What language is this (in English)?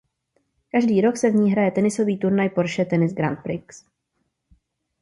Czech